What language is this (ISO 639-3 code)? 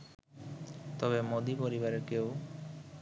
ben